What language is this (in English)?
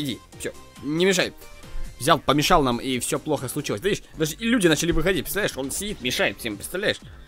Russian